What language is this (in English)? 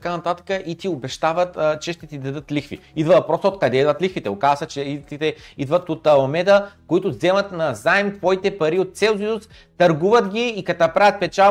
Bulgarian